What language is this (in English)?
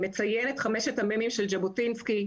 Hebrew